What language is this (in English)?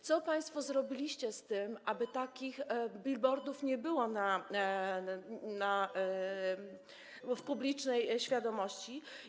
Polish